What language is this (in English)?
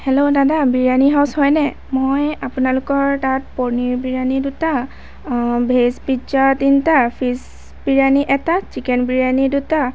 Assamese